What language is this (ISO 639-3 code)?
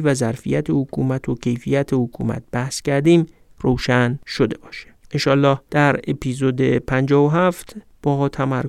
fas